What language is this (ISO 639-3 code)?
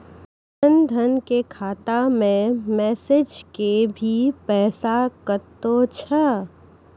mai